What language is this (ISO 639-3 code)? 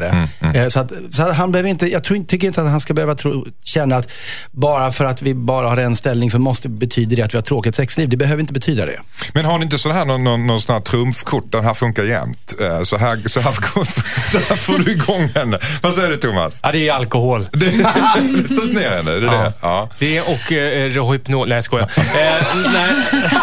swe